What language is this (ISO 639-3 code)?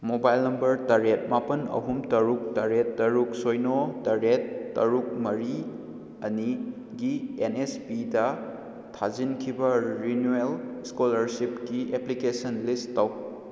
mni